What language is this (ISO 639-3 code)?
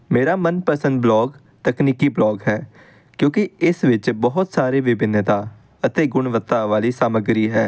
pan